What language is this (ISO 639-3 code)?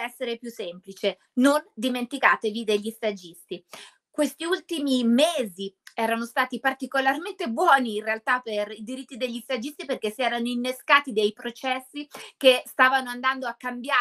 ita